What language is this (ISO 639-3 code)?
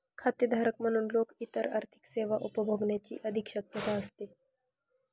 mar